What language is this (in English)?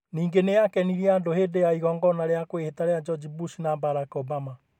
Kikuyu